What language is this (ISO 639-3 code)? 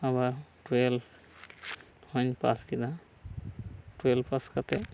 sat